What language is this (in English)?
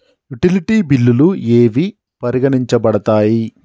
Telugu